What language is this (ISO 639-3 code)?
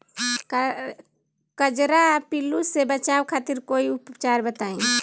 bho